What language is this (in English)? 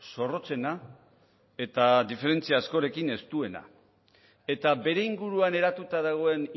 Basque